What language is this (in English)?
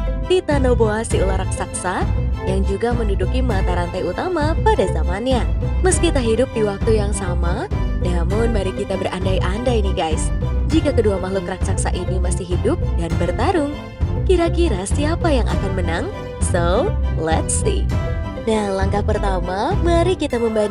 Indonesian